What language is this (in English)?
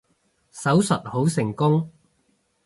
Cantonese